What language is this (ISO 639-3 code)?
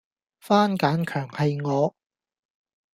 yue